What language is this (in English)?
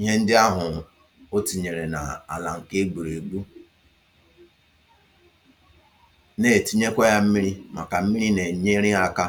Igbo